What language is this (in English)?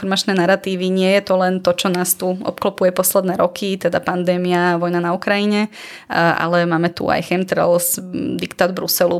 Slovak